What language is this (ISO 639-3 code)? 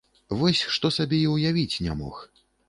bel